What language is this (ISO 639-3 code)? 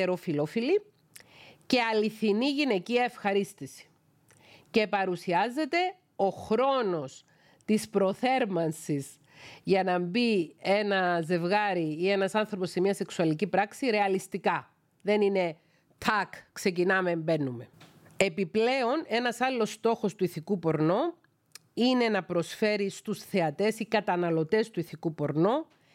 ell